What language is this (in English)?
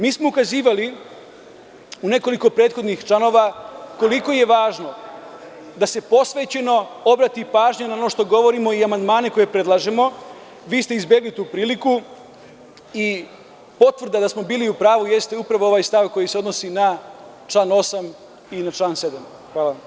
Serbian